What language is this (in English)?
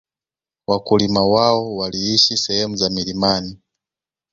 Swahili